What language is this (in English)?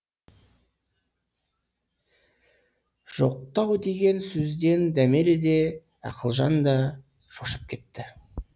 Kazakh